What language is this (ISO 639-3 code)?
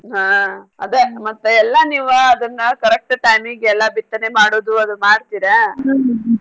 kan